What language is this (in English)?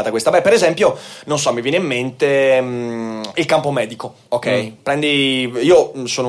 Italian